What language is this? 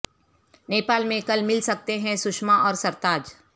Urdu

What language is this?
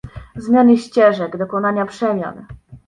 Polish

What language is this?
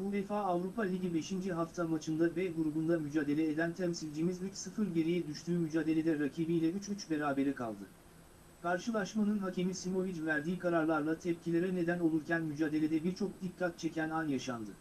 Turkish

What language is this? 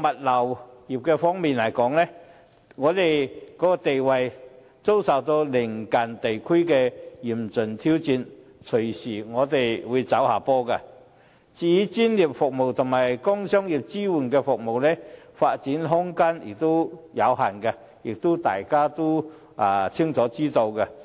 Cantonese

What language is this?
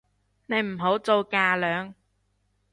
Cantonese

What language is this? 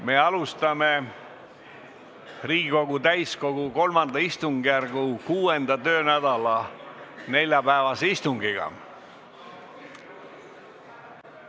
Estonian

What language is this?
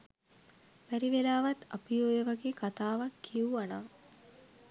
Sinhala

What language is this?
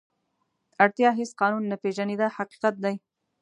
Pashto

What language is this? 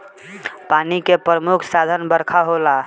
Bhojpuri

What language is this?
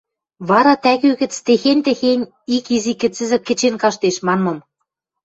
Western Mari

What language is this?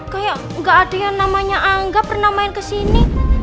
Indonesian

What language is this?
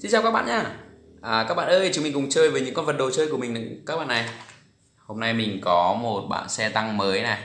Vietnamese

